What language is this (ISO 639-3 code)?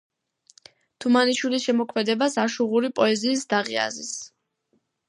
kat